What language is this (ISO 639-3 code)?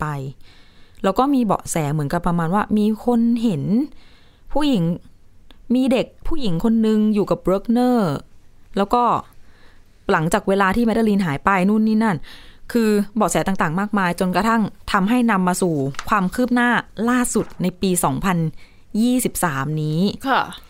tha